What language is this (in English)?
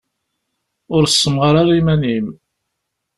Kabyle